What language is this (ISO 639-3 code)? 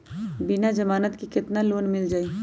mag